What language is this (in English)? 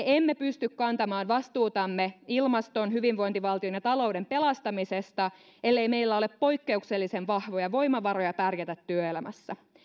Finnish